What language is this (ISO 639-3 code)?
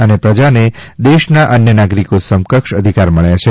guj